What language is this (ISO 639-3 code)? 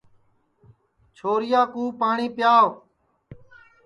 ssi